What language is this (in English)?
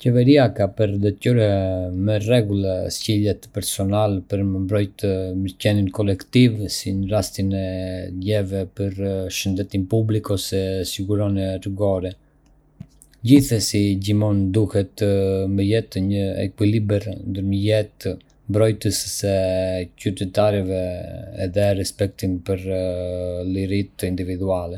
Arbëreshë Albanian